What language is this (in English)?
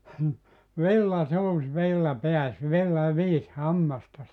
Finnish